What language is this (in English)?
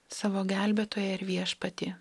Lithuanian